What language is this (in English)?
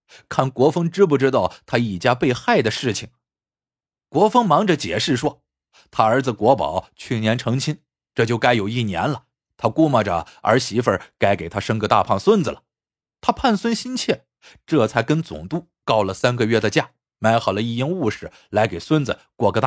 Chinese